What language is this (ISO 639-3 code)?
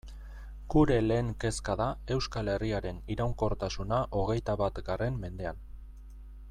eus